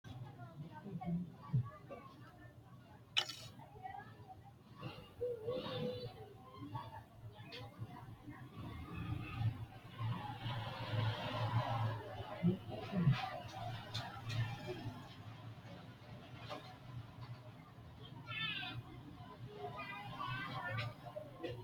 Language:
Sidamo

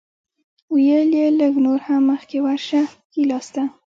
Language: Pashto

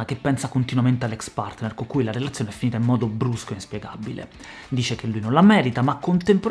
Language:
Italian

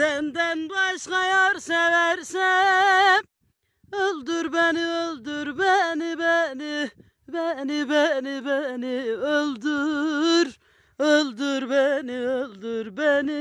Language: Turkish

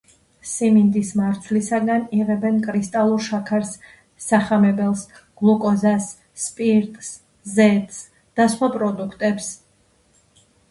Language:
Georgian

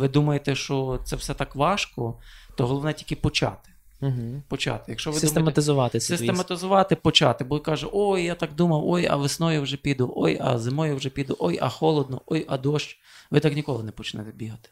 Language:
Ukrainian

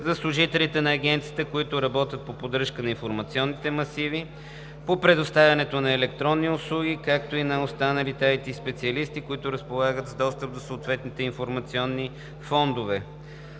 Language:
Bulgarian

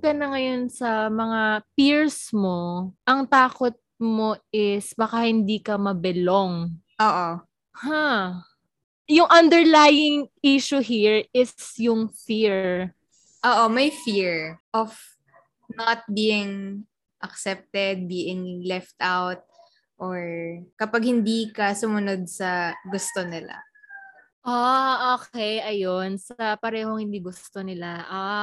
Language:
Filipino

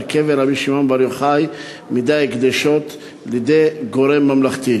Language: Hebrew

